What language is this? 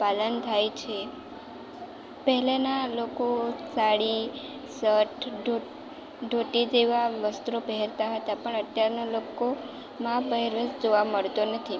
Gujarati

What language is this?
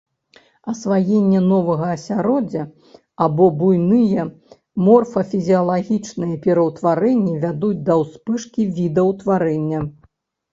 Belarusian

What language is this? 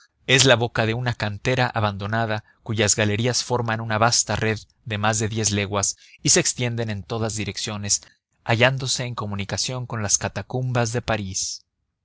Spanish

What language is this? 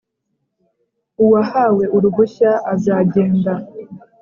Kinyarwanda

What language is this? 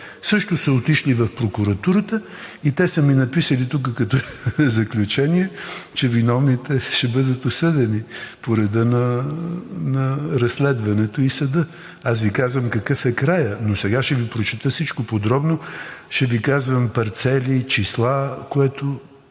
Bulgarian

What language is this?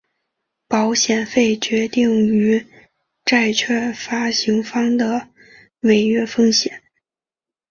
Chinese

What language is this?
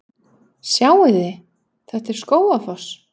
Icelandic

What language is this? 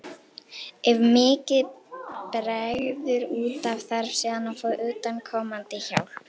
Icelandic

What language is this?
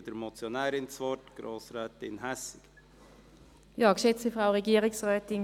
Swiss German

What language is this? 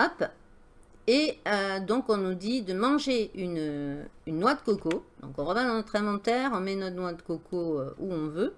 French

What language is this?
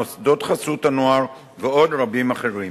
Hebrew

